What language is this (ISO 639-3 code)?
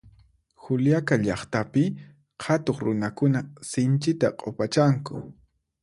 qxp